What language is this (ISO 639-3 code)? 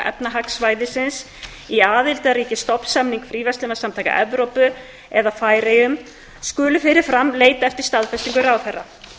isl